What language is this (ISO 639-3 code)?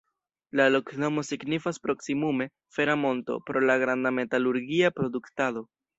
epo